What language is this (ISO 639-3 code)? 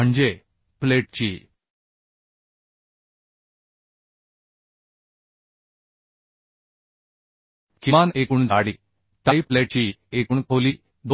mar